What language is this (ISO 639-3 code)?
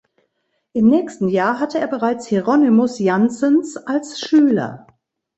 deu